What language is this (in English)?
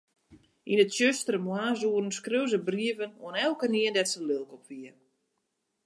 Western Frisian